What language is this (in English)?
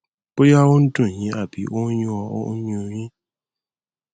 Yoruba